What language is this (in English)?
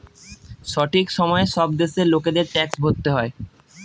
Bangla